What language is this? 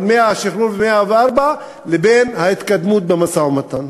Hebrew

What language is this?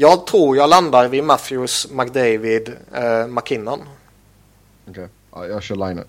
Swedish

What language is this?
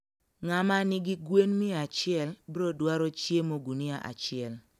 Luo (Kenya and Tanzania)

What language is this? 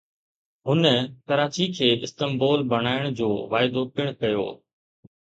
Sindhi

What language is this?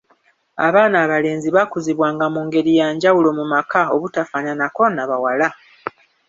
Ganda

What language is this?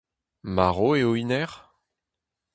Breton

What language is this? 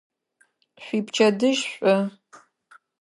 Adyghe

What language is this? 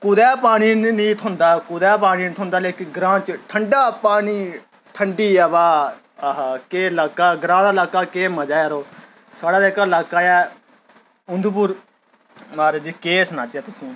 Dogri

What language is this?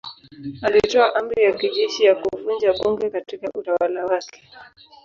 Swahili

